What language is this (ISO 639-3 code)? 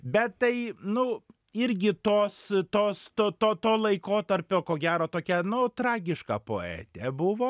lit